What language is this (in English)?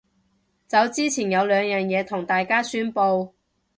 Cantonese